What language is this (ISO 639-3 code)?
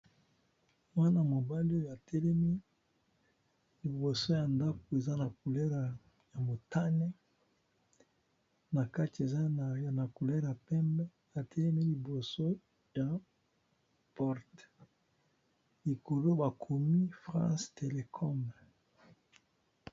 lin